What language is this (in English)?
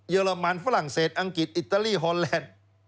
Thai